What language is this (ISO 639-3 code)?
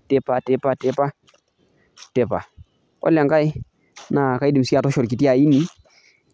mas